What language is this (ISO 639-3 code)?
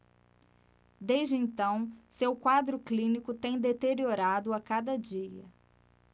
por